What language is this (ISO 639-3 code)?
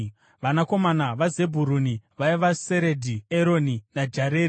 sna